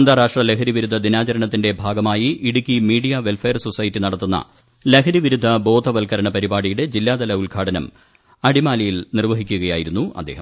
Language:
Malayalam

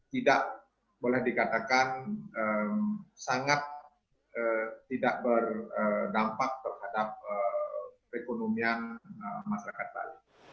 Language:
Indonesian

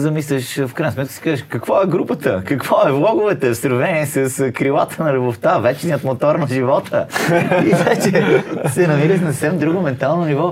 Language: Bulgarian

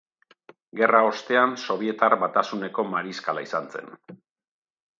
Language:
Basque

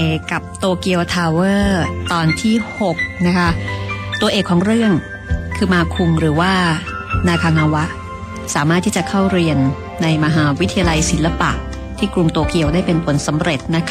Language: Thai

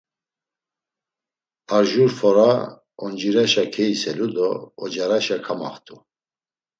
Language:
Laz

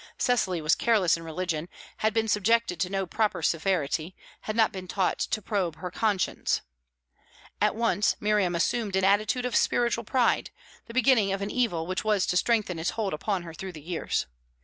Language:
English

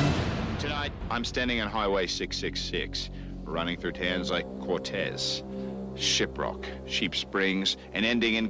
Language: Czech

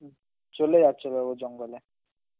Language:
Bangla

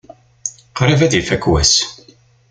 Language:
Kabyle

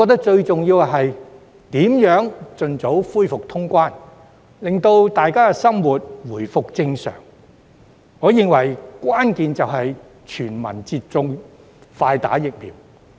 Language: Cantonese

